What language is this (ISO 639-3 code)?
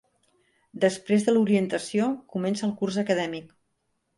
cat